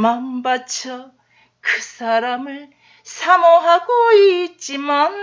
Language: Korean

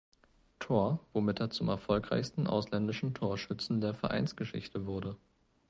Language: German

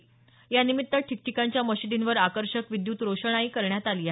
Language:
Marathi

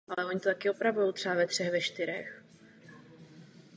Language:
Czech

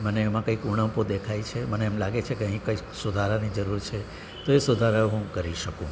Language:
Gujarati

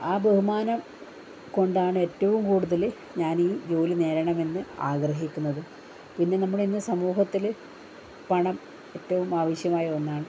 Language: Malayalam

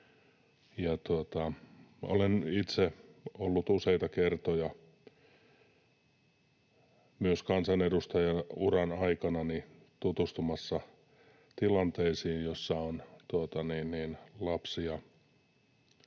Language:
Finnish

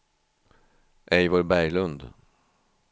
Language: Swedish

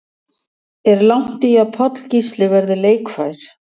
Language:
Icelandic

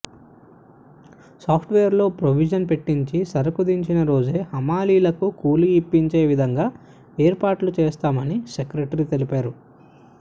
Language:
Telugu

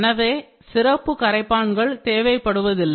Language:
Tamil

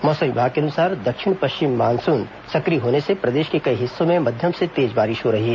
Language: Hindi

